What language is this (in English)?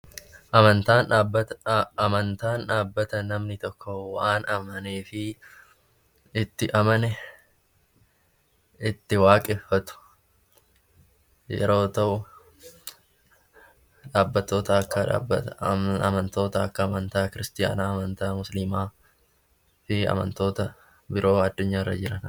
Oromo